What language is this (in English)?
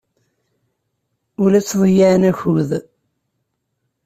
Kabyle